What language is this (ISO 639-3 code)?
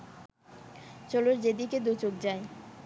ben